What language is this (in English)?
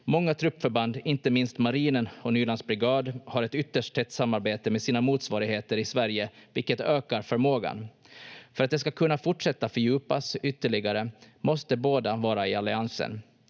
Finnish